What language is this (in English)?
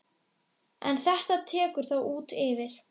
Icelandic